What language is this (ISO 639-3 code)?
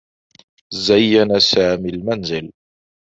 ara